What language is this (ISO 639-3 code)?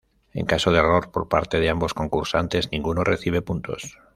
spa